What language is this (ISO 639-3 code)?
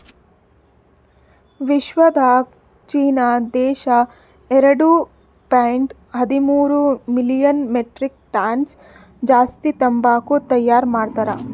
kan